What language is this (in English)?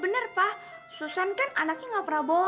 Indonesian